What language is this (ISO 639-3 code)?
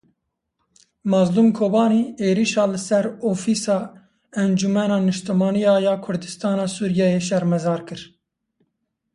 kur